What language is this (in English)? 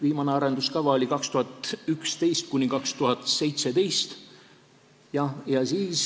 Estonian